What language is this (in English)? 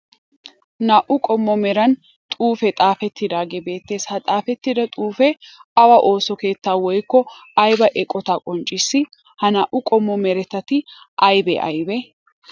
Wolaytta